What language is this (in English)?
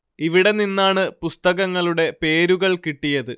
Malayalam